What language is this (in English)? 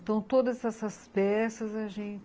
Portuguese